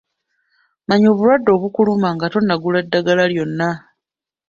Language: Ganda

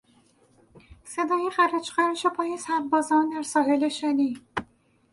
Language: Persian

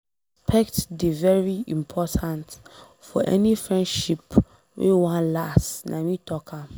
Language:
Nigerian Pidgin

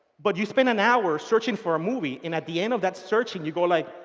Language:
English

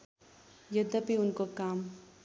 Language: Nepali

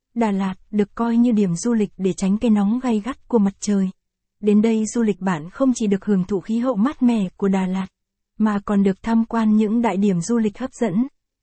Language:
Vietnamese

